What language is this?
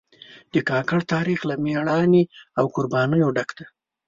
Pashto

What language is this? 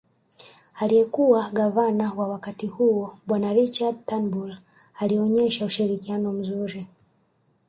Swahili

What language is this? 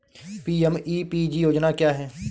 Hindi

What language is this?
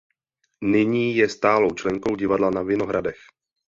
Czech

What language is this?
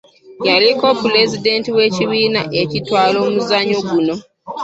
Ganda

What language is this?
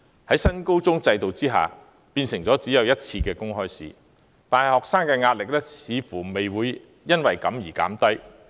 Cantonese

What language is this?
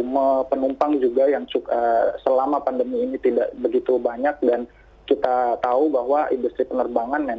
Indonesian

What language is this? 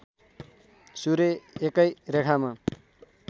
Nepali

